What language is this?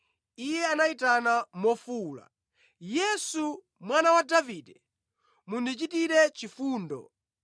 Nyanja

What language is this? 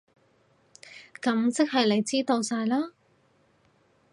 Cantonese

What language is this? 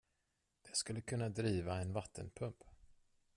Swedish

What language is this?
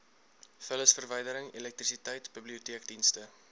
Afrikaans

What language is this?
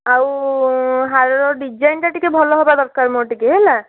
Odia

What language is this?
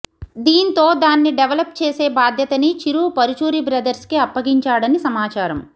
Telugu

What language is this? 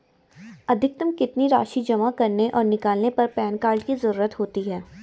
Hindi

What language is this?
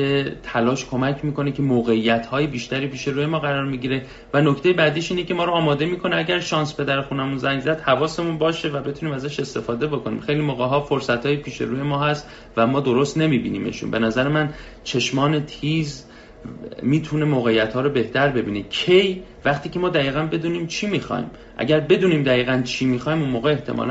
Persian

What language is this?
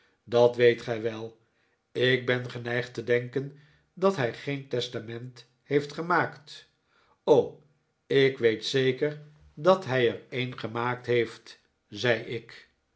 Dutch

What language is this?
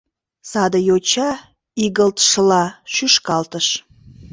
Mari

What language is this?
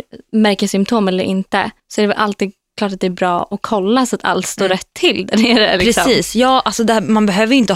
Swedish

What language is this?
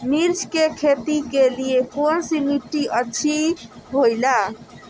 Magahi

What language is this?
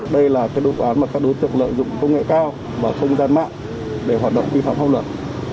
Vietnamese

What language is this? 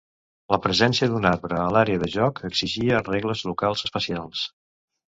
Catalan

